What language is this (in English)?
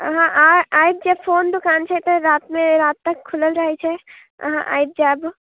Maithili